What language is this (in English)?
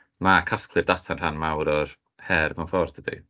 Welsh